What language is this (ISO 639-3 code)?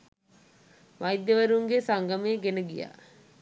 sin